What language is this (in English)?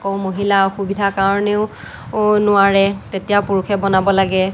Assamese